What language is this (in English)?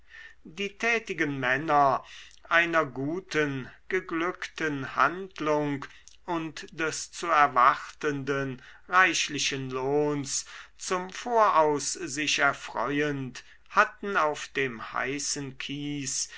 German